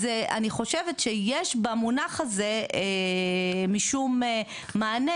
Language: Hebrew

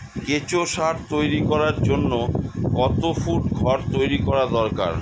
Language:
Bangla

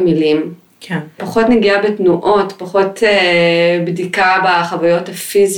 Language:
Hebrew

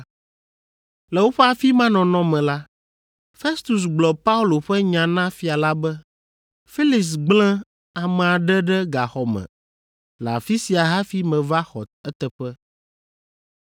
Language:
Ewe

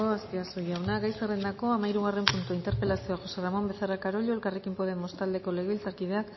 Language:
Basque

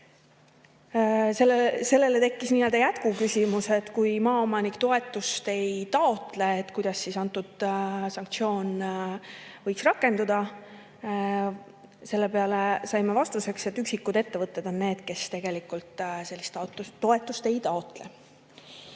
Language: Estonian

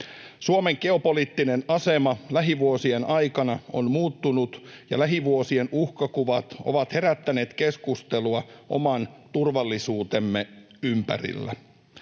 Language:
Finnish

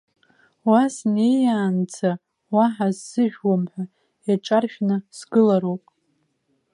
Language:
Abkhazian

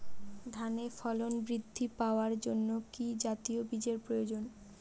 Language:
Bangla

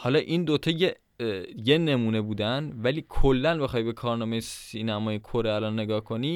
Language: Persian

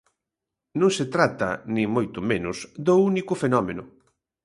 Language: Galician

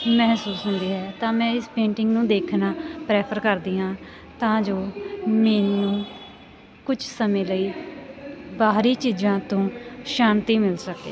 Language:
Punjabi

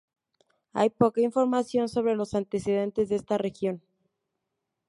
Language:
Spanish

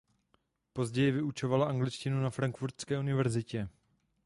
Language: Czech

